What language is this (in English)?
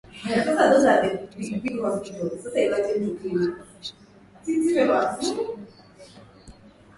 Swahili